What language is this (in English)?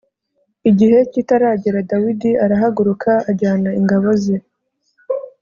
Kinyarwanda